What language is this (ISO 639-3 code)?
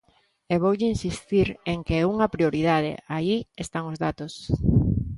glg